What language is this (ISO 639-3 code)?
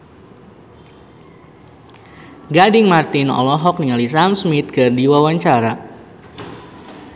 sun